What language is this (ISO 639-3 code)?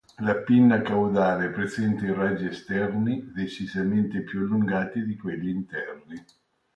ita